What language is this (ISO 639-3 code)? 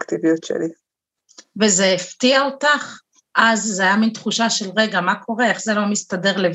heb